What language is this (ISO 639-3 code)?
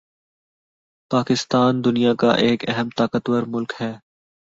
urd